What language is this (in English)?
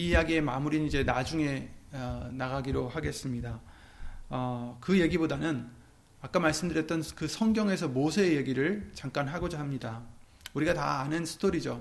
Korean